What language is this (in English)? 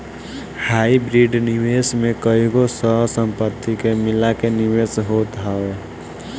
Bhojpuri